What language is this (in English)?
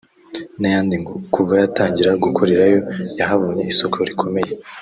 Kinyarwanda